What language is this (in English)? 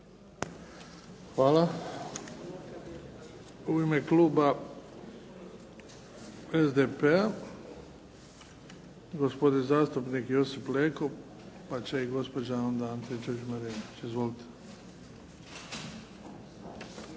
Croatian